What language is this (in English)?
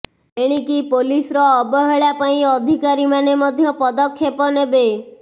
Odia